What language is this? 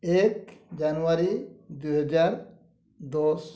Odia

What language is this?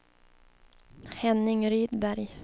Swedish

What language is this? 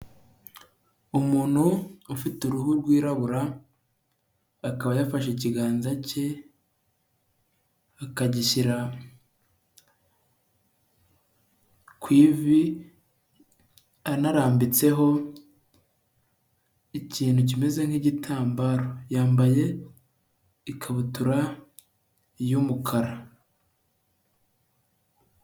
Kinyarwanda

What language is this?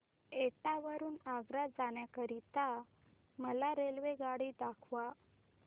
Marathi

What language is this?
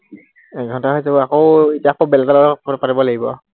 Assamese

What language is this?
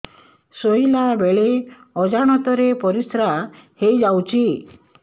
Odia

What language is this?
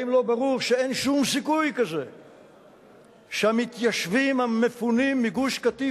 Hebrew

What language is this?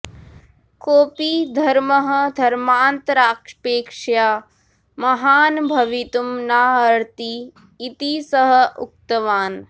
Sanskrit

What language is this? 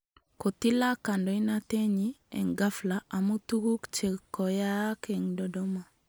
Kalenjin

